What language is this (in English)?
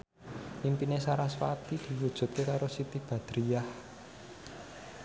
Javanese